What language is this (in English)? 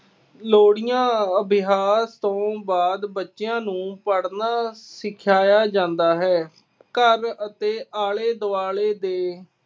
Punjabi